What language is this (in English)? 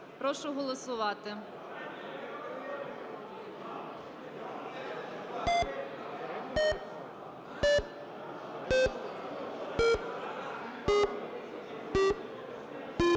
Ukrainian